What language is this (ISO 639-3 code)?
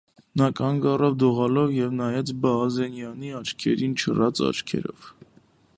hye